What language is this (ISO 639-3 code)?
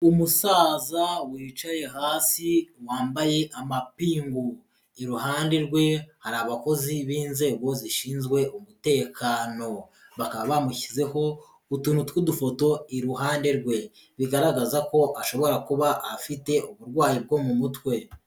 kin